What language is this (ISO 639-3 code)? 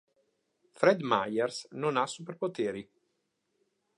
ita